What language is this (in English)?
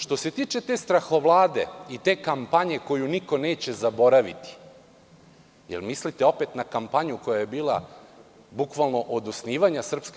Serbian